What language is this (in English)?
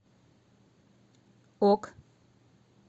Russian